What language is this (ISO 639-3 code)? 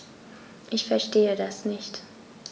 deu